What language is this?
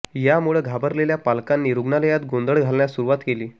Marathi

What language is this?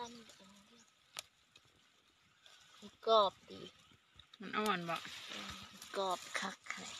Thai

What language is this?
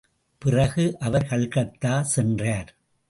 Tamil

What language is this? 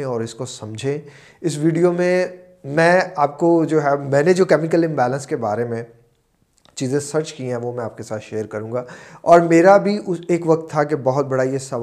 Urdu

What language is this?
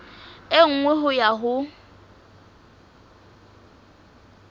Southern Sotho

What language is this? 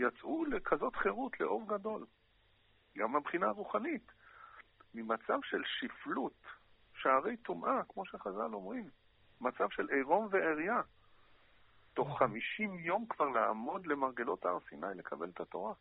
Hebrew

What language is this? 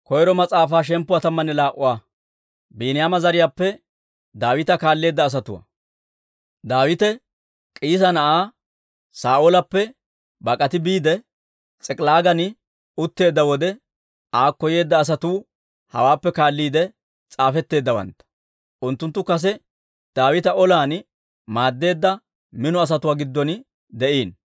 Dawro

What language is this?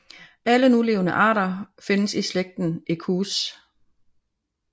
Danish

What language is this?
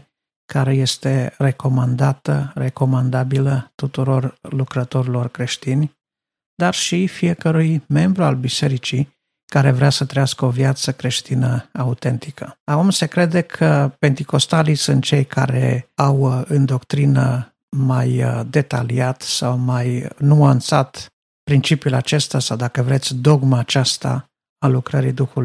Romanian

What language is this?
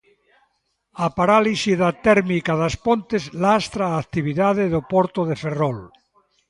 Galician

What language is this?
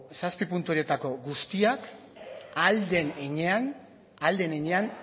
Basque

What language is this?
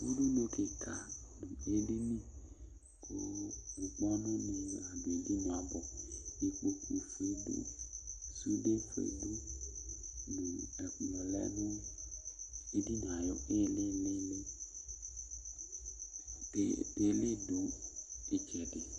Ikposo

